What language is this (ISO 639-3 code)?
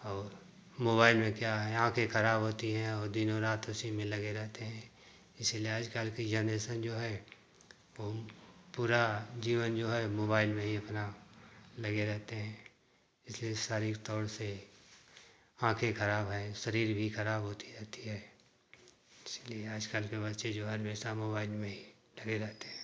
hin